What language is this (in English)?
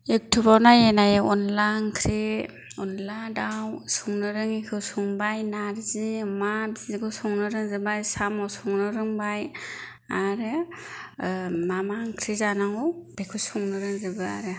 Bodo